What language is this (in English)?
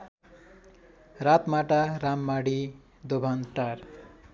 Nepali